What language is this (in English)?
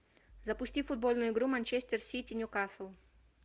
Russian